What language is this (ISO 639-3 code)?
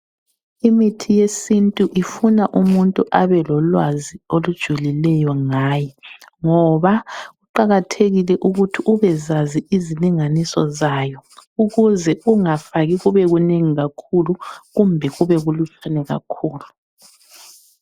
nde